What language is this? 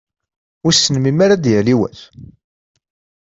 Kabyle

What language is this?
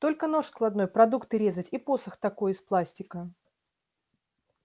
Russian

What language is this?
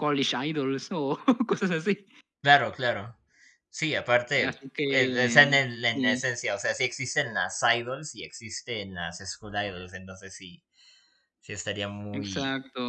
Spanish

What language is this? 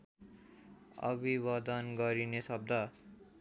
Nepali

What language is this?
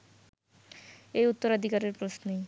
Bangla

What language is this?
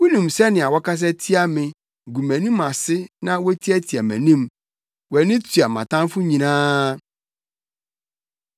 Akan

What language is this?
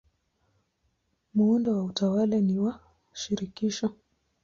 Swahili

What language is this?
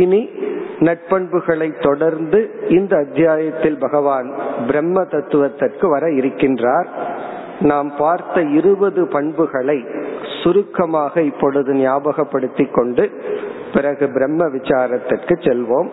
Tamil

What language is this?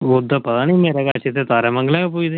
Dogri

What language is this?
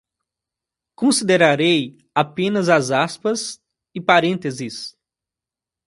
Portuguese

